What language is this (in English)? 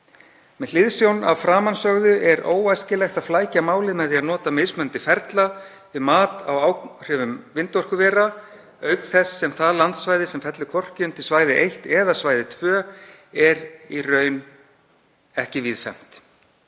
Icelandic